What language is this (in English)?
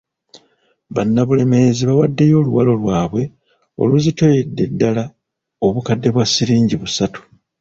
Ganda